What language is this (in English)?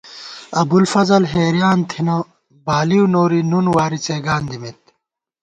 Gawar-Bati